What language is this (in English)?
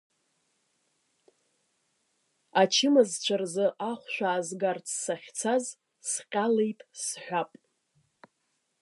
Abkhazian